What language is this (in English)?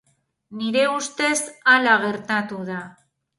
Basque